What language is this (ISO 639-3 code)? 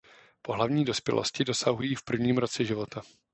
ces